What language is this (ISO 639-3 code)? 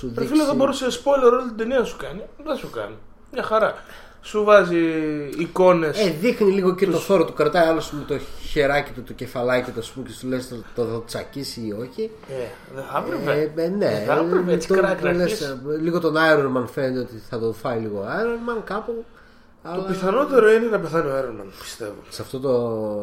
ell